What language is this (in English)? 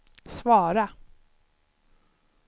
Swedish